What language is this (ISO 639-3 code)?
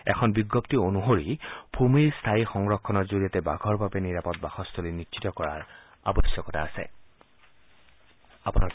asm